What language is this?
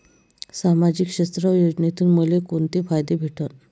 Marathi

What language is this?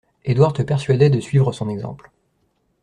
French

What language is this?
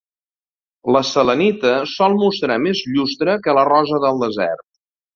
Catalan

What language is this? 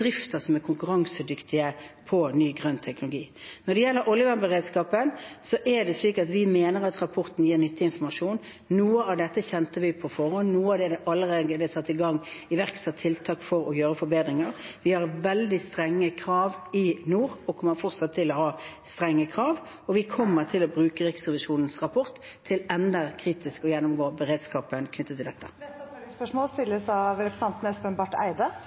Norwegian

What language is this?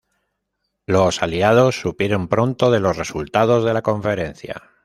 Spanish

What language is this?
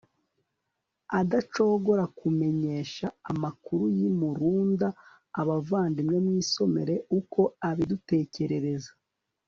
Kinyarwanda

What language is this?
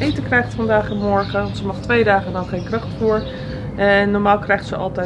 Dutch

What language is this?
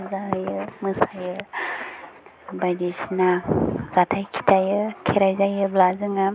Bodo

